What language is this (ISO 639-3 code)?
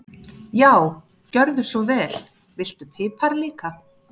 isl